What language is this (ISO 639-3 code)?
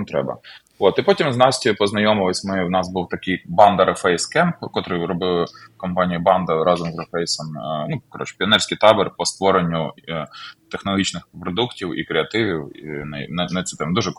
ukr